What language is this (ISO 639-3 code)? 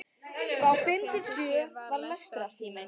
isl